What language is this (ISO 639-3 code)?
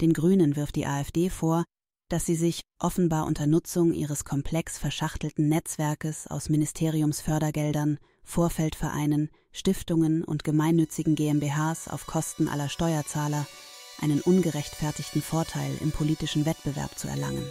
deu